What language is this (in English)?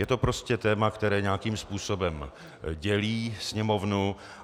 Czech